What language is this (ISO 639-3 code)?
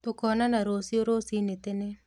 kik